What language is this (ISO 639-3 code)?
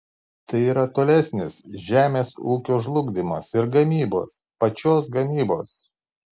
lit